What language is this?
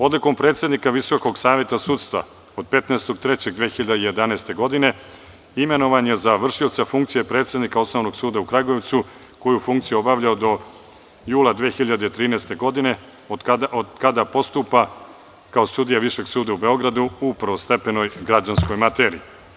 Serbian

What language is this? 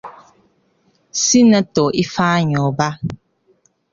Igbo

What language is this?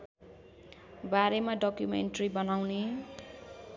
Nepali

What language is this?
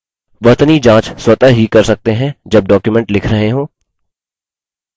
Hindi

